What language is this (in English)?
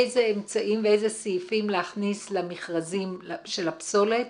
Hebrew